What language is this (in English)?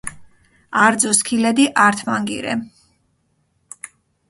Mingrelian